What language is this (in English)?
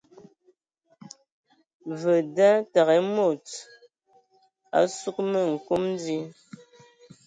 Ewondo